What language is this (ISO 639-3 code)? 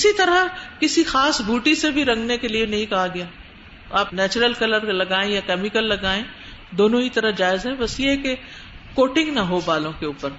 urd